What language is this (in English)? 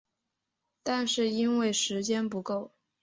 Chinese